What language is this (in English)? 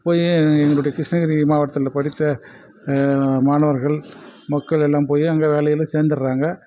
Tamil